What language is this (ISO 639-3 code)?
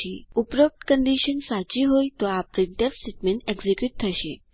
guj